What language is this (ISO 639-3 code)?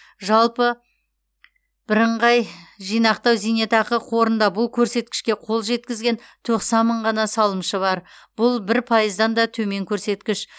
kaz